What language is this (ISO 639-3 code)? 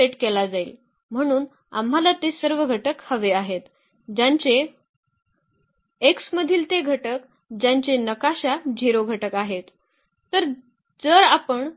mar